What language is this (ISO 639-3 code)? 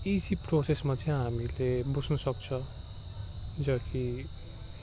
nep